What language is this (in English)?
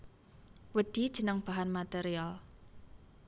Javanese